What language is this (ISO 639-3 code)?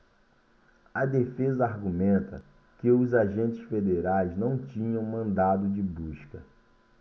por